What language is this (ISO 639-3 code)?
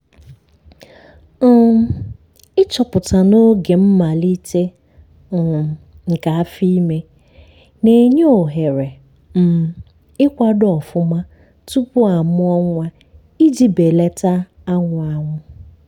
ibo